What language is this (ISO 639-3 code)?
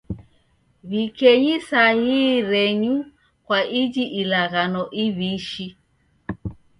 dav